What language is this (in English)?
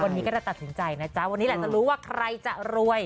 Thai